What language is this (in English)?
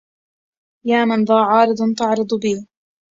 Arabic